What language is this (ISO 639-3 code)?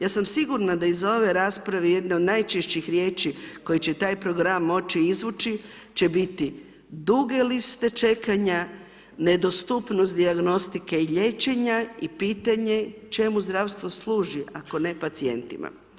hrv